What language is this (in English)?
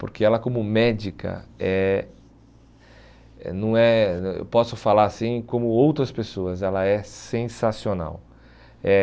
Portuguese